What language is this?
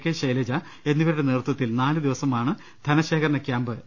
Malayalam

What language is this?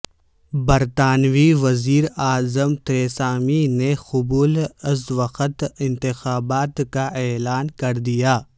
Urdu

